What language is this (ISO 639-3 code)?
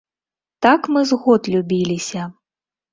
bel